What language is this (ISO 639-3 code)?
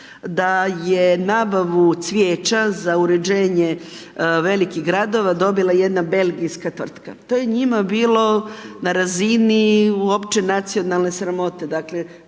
hrv